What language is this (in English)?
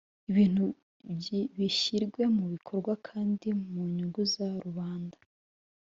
Kinyarwanda